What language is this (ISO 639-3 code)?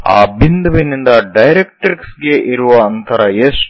kan